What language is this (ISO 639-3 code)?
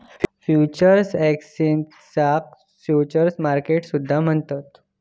mar